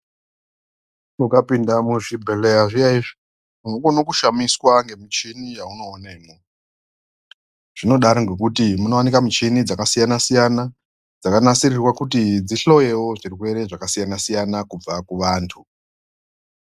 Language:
Ndau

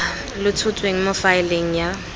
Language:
Tswana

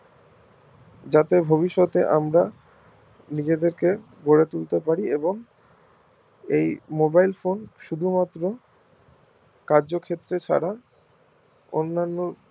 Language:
Bangla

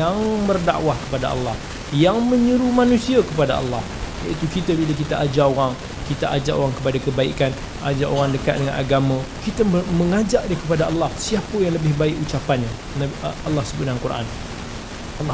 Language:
Malay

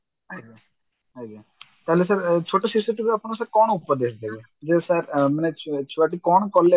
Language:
Odia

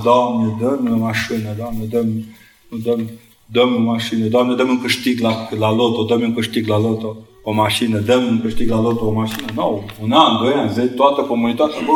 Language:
Romanian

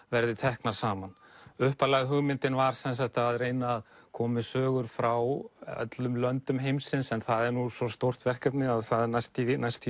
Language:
Icelandic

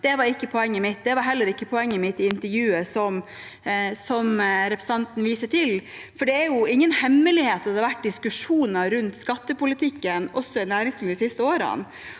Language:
Norwegian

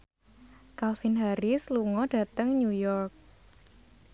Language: Javanese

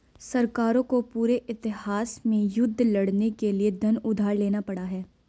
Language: Hindi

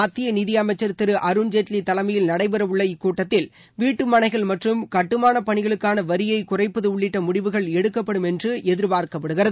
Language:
Tamil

